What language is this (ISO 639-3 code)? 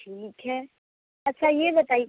hin